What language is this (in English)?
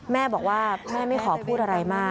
Thai